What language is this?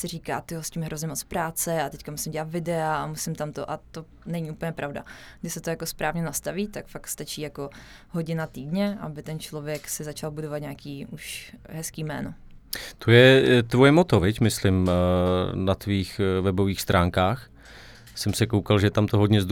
Czech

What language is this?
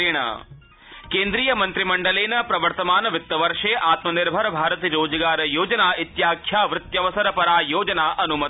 Sanskrit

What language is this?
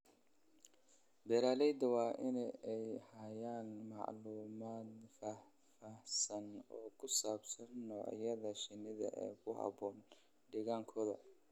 Somali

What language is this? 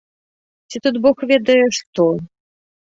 Belarusian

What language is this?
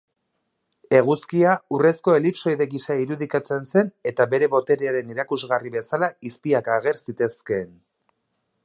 Basque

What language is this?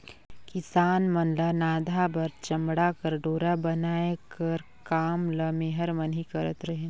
Chhattisgarhi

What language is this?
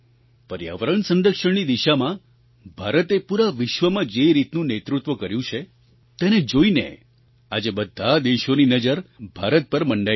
Gujarati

